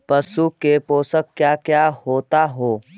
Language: Magahi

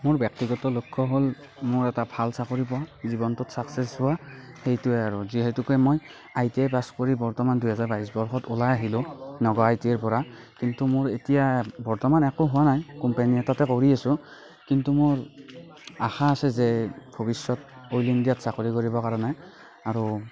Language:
Assamese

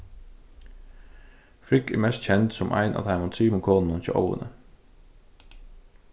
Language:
Faroese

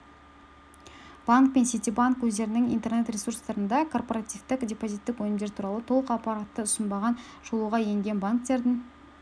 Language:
Kazakh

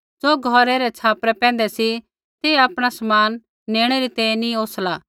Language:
Kullu Pahari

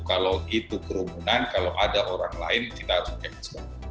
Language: Indonesian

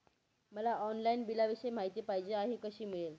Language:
Marathi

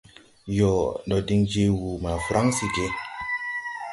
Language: Tupuri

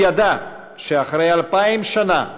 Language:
Hebrew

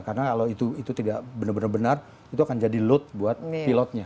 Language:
Indonesian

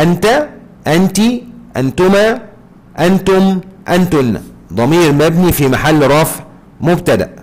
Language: Arabic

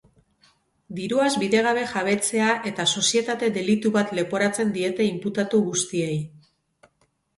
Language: Basque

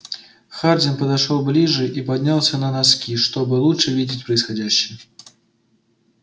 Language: Russian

